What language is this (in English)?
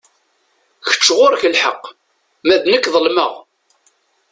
Kabyle